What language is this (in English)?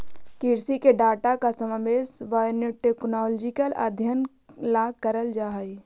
Magahi